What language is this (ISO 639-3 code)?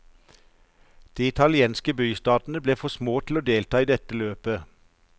nor